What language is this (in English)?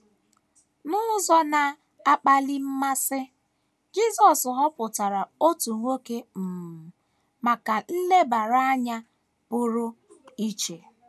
Igbo